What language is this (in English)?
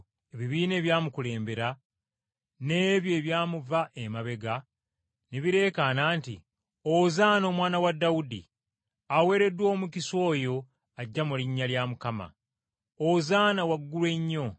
Ganda